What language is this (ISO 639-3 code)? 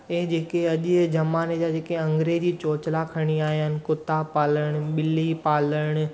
snd